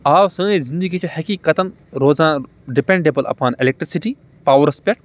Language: Kashmiri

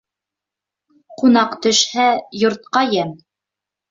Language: Bashkir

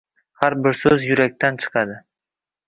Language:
Uzbek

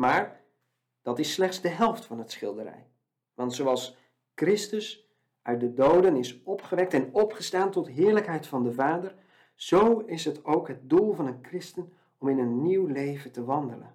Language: Dutch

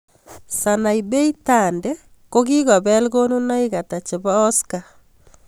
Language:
Kalenjin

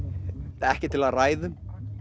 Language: Icelandic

